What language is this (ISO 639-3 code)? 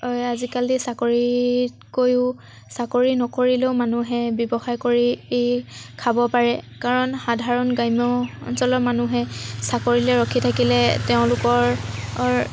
asm